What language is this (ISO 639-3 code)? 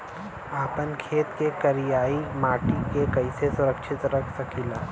bho